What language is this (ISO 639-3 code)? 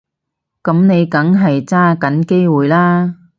yue